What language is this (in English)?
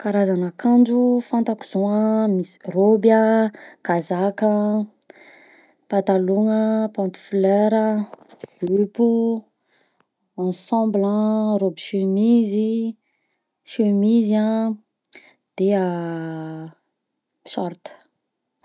Southern Betsimisaraka Malagasy